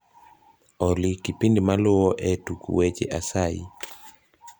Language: Luo (Kenya and Tanzania)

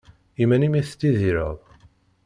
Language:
Kabyle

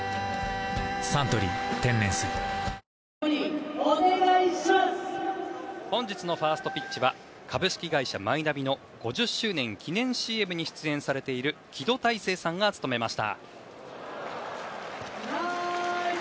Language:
Japanese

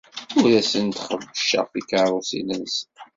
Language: Kabyle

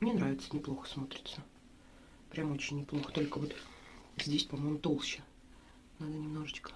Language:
Russian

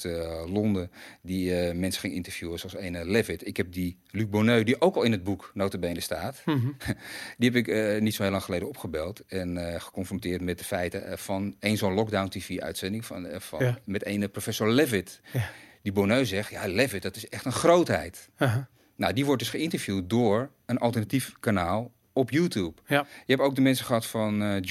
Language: Dutch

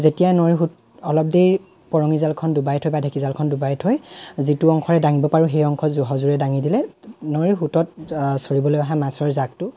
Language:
Assamese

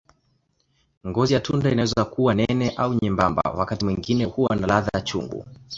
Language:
Swahili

